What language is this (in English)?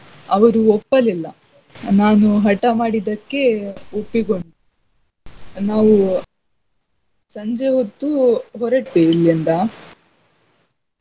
Kannada